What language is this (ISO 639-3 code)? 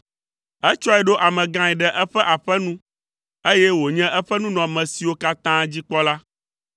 ewe